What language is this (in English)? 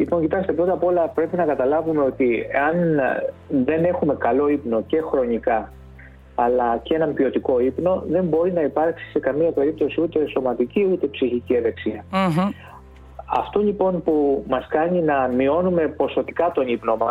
Greek